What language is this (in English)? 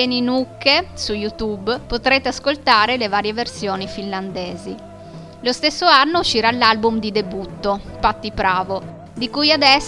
Italian